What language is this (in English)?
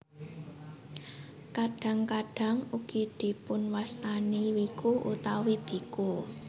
Javanese